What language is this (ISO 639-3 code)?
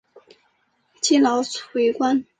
zho